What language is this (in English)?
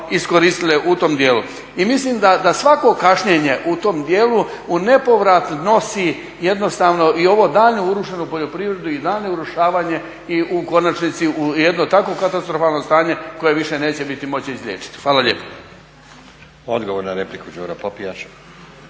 Croatian